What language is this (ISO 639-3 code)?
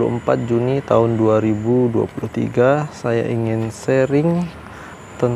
ind